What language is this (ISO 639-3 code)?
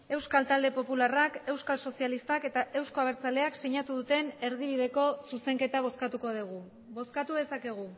eus